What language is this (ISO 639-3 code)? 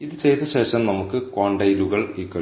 mal